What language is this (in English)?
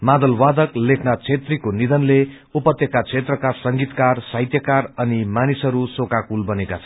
Nepali